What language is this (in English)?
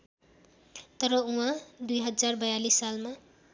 Nepali